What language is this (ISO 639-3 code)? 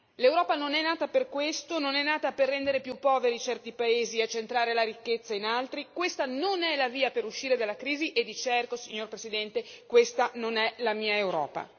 ita